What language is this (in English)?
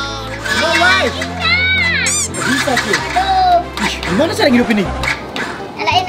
Indonesian